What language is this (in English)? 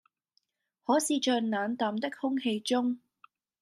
Cantonese